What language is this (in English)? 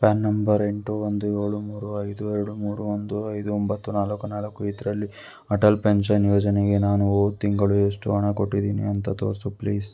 Kannada